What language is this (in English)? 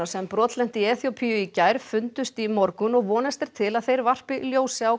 Icelandic